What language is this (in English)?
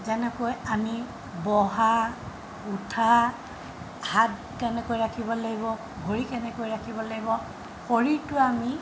Assamese